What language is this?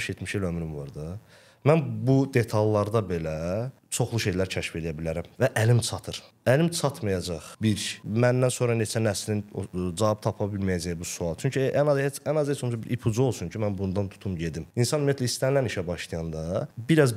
Turkish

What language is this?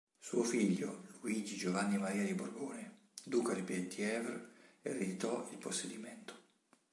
Italian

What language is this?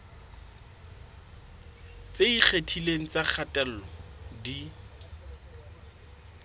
Southern Sotho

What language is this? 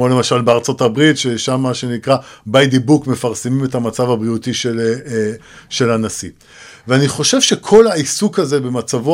Hebrew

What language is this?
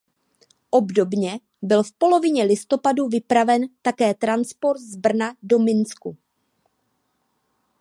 Czech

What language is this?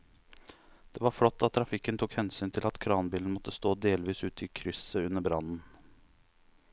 Norwegian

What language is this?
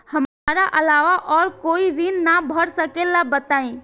Bhojpuri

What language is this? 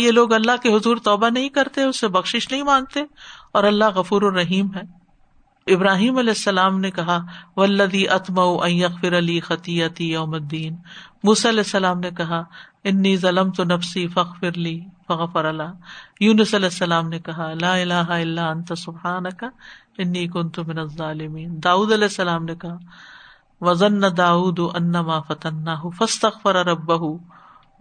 Urdu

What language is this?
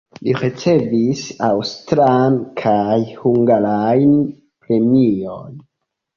Esperanto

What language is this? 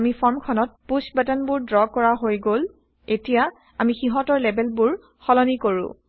Assamese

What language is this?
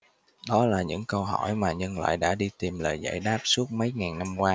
Vietnamese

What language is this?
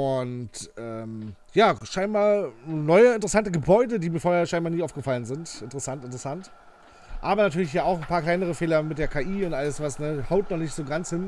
German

